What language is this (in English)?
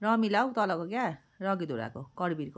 Nepali